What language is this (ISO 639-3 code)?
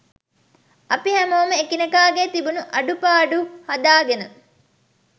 sin